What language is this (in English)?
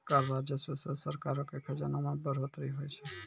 Maithili